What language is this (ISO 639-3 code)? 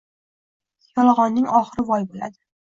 uzb